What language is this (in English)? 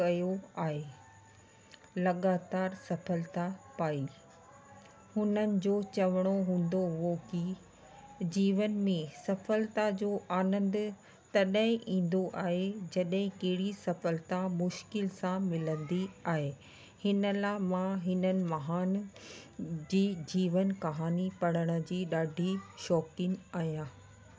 Sindhi